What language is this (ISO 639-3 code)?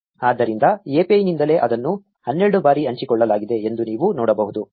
kan